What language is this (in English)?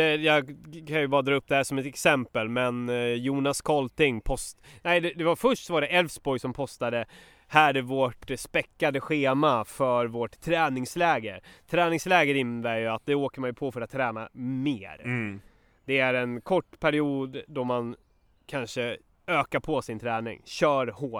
Swedish